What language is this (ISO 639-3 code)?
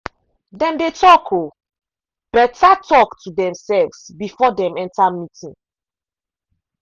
pcm